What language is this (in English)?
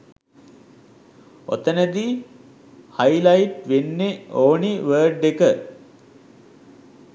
Sinhala